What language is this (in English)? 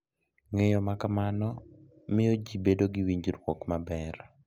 Luo (Kenya and Tanzania)